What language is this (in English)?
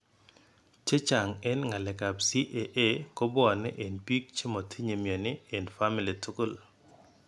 Kalenjin